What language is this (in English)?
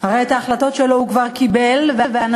Hebrew